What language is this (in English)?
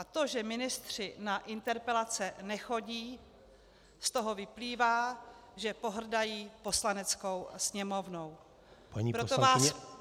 Czech